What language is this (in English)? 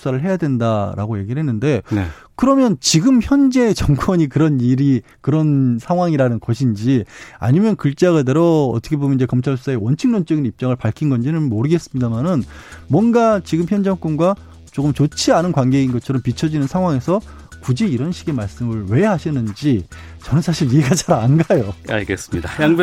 Korean